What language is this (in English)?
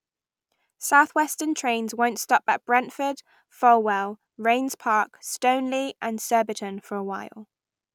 English